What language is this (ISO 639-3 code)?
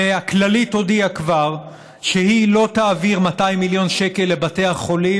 heb